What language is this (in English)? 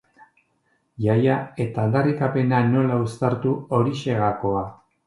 Basque